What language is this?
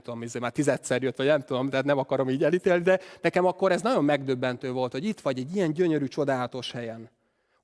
Hungarian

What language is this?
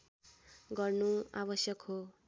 Nepali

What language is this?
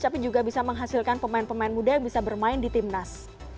Indonesian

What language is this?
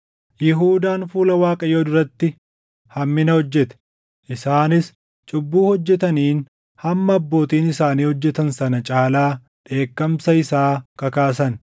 Oromo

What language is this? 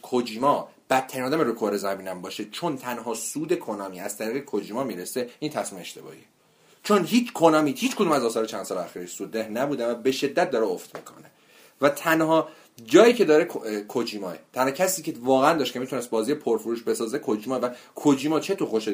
Persian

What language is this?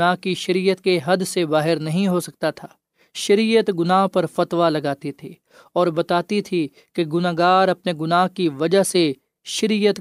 Urdu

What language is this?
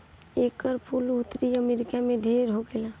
Bhojpuri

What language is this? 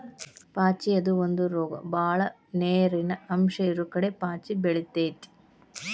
Kannada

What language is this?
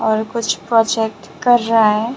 Hindi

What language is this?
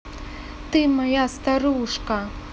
Russian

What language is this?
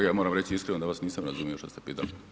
Croatian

